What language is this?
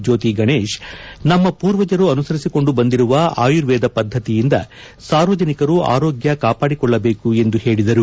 Kannada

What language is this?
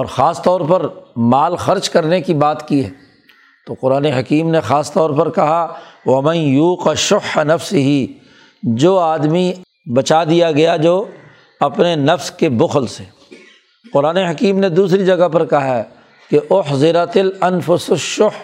Urdu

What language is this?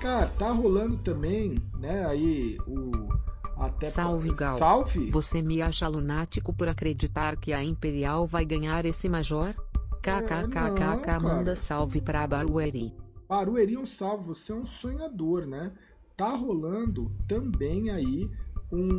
Portuguese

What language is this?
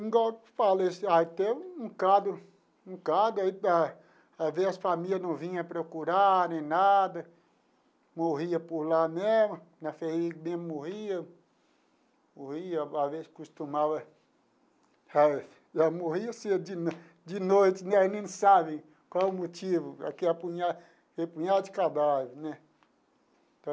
Portuguese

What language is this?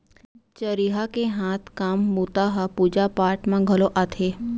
Chhattisgarhi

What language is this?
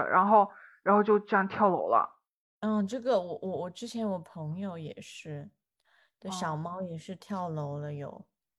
Chinese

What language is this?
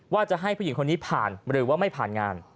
Thai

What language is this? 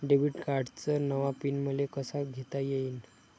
Marathi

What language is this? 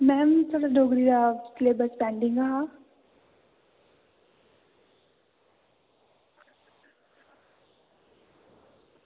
Dogri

